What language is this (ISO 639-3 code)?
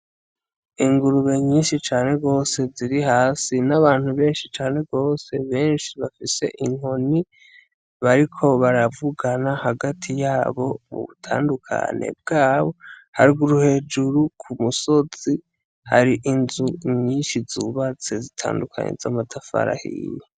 run